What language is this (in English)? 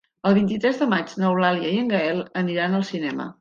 Catalan